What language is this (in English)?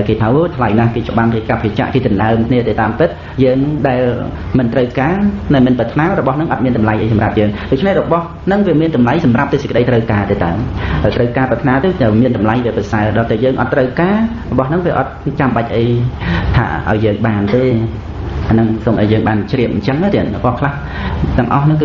Vietnamese